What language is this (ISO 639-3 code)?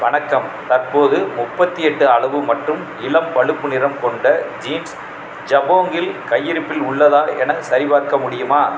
tam